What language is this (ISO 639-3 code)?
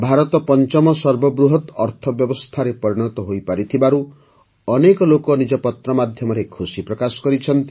ori